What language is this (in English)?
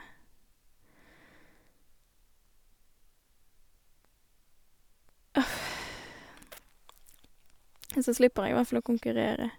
Norwegian